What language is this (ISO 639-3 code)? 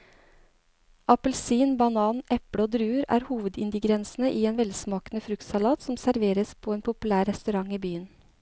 nor